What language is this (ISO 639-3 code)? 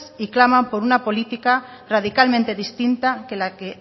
spa